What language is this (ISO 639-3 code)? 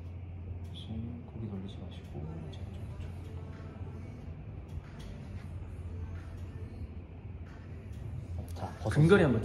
kor